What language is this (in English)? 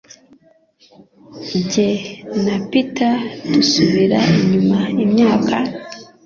Kinyarwanda